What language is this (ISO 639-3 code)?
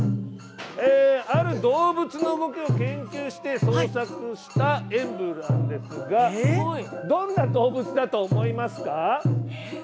jpn